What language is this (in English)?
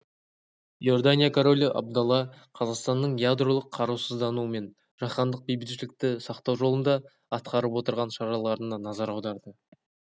Kazakh